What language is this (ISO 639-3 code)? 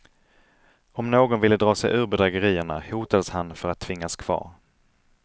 swe